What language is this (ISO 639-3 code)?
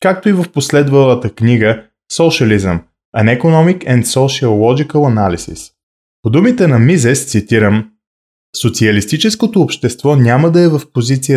bul